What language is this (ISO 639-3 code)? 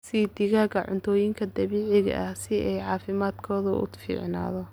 som